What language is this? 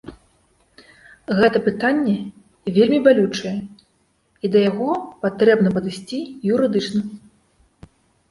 Belarusian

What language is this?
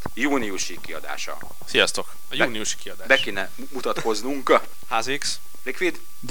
Hungarian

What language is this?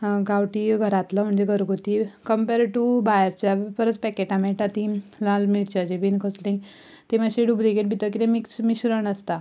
Konkani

